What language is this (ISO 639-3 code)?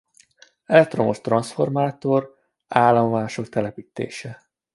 hun